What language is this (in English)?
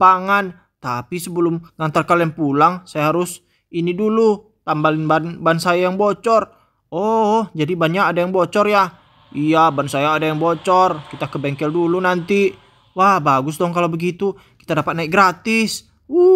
Indonesian